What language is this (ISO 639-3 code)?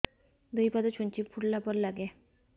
ori